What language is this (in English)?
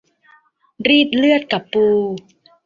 Thai